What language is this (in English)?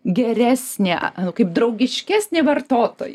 Lithuanian